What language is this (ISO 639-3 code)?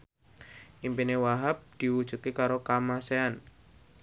jav